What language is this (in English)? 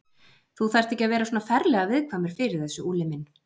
Icelandic